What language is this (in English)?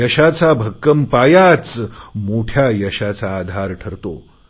Marathi